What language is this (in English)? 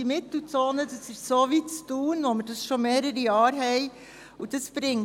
Swiss German